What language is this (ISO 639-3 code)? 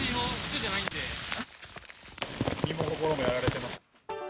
jpn